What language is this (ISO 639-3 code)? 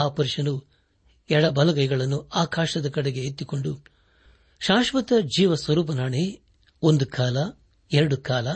kan